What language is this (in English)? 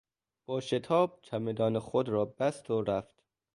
Persian